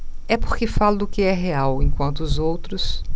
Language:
Portuguese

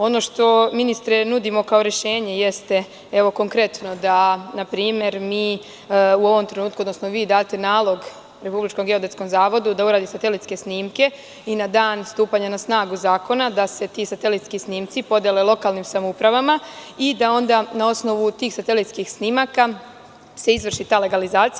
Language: Serbian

